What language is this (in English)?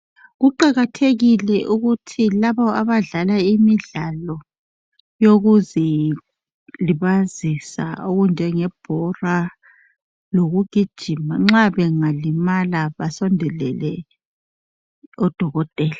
North Ndebele